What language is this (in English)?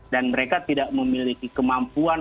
Indonesian